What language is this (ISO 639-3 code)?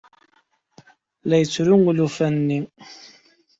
kab